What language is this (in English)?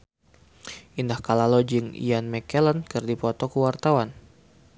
Sundanese